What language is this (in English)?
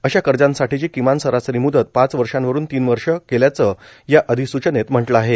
Marathi